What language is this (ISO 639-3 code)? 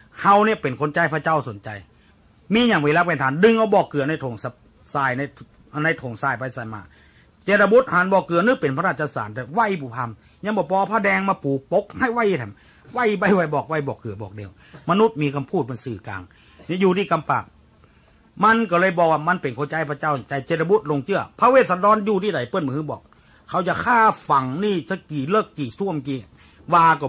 tha